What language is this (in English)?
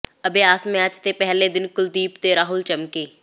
Punjabi